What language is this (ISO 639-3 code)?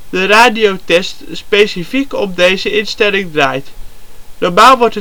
nld